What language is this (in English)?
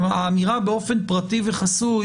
Hebrew